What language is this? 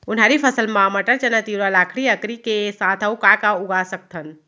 Chhattisgarhi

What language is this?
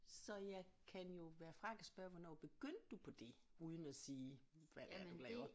Danish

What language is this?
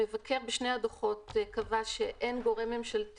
Hebrew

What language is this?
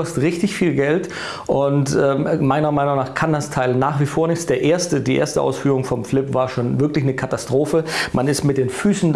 German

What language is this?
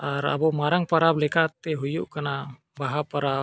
Santali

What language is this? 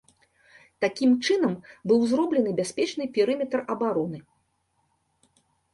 Belarusian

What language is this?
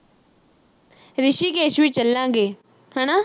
Punjabi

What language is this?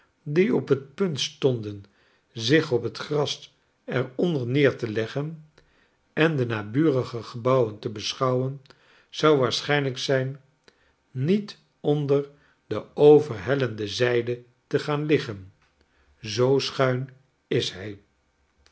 Dutch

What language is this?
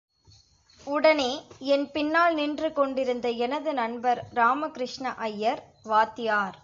Tamil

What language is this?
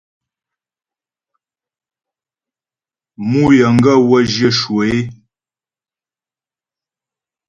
Ghomala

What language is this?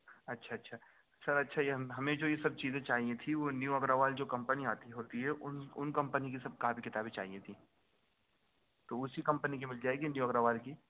Urdu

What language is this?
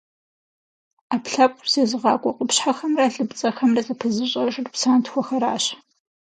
Kabardian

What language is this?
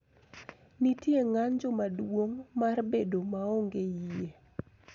Luo (Kenya and Tanzania)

